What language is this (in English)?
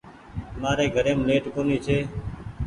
Goaria